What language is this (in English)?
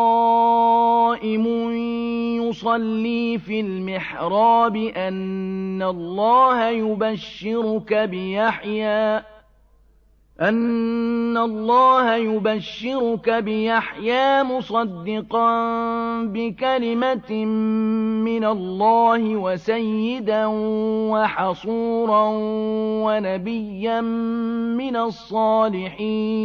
Arabic